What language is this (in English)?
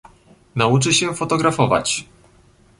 Polish